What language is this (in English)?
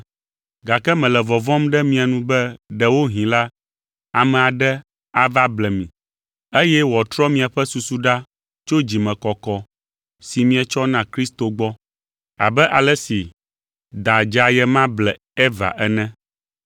Ewe